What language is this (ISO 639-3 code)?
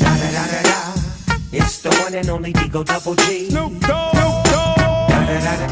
eng